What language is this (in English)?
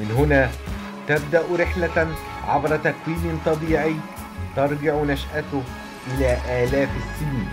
Arabic